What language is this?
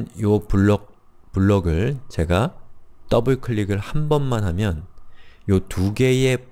Korean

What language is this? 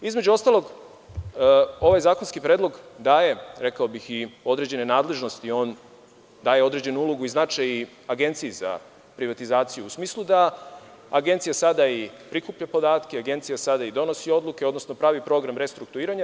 Serbian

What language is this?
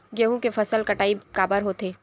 Chhattisgarhi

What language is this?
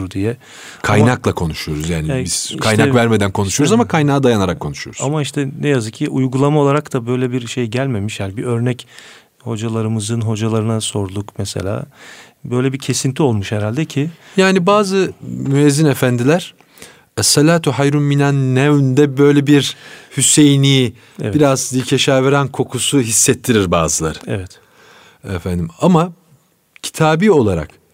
Turkish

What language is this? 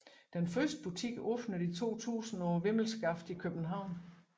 Danish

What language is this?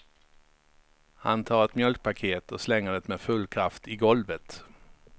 Swedish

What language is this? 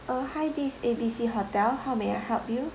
English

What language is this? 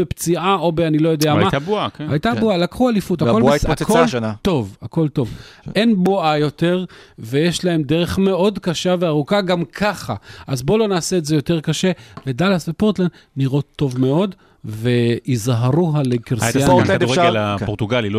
Hebrew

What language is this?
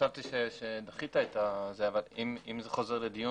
Hebrew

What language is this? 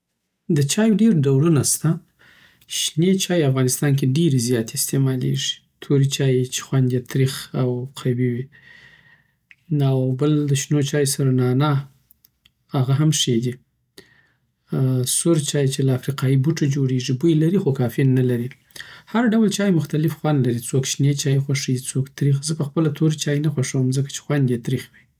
Southern Pashto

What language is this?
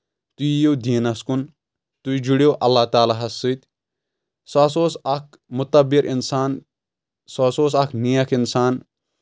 Kashmiri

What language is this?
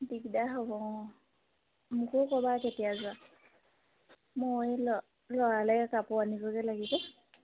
Assamese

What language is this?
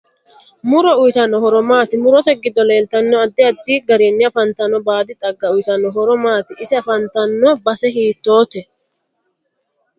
Sidamo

